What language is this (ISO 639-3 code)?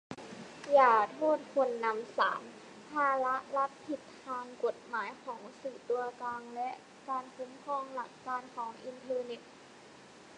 tha